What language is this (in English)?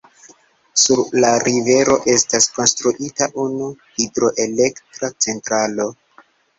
Esperanto